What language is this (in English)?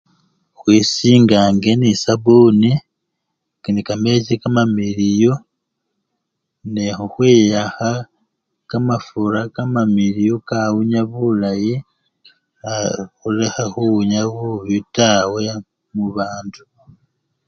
Luyia